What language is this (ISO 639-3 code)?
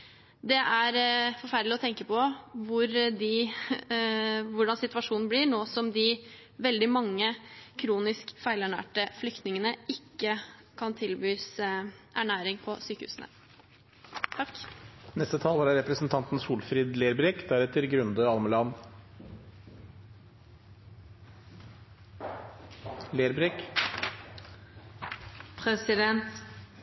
nor